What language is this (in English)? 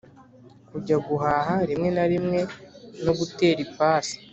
Kinyarwanda